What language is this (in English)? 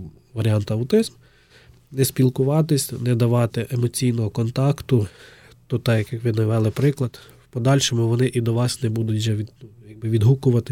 Ukrainian